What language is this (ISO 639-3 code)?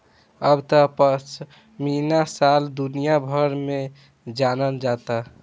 bho